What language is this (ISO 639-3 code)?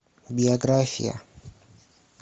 rus